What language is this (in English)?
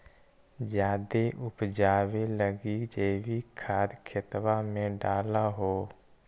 Magahi